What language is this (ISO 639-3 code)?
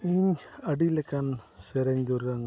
sat